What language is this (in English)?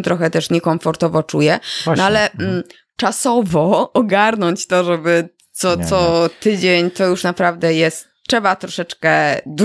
Polish